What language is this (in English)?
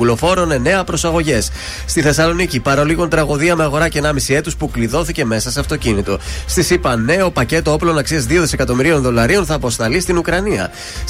Greek